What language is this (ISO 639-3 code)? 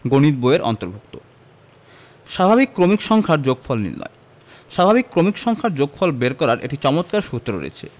ben